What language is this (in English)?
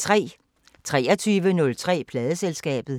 Danish